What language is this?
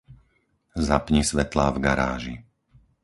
Slovak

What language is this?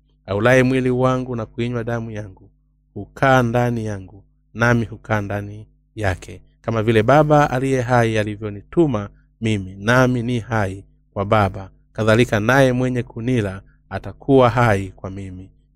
Swahili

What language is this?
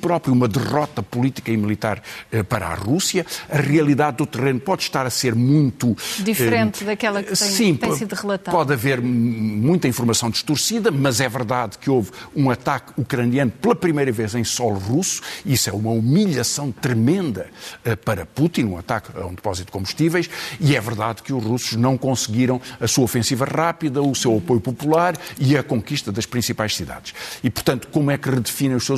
Portuguese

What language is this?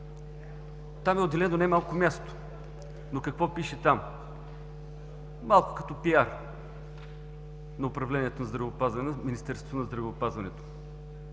Bulgarian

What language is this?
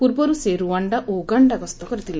Odia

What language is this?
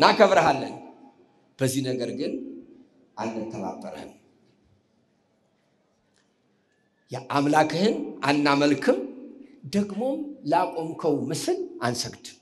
Arabic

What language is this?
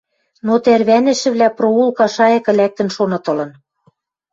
Western Mari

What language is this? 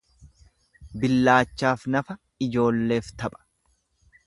Oromo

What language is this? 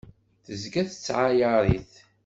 Kabyle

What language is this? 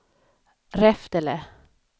Swedish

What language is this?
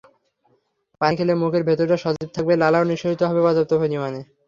Bangla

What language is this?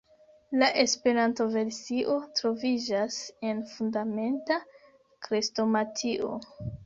Esperanto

